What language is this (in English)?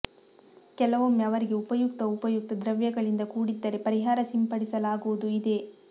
Kannada